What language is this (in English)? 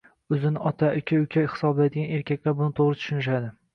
Uzbek